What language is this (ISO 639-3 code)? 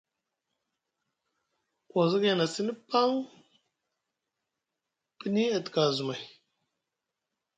mug